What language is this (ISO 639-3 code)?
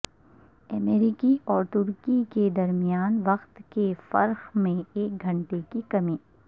urd